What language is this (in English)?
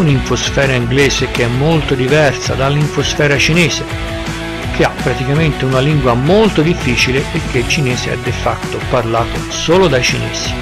Italian